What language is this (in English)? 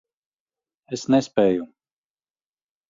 Latvian